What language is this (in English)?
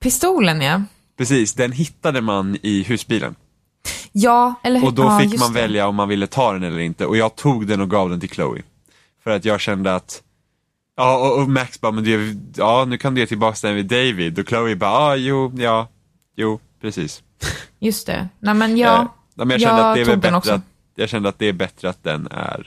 Swedish